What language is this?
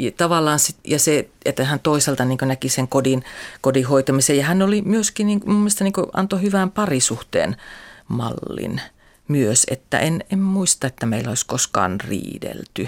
Finnish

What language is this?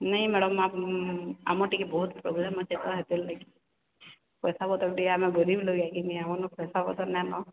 Odia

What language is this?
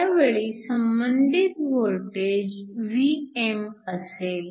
Marathi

